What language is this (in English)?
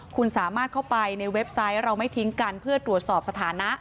Thai